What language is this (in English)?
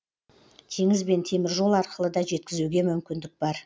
Kazakh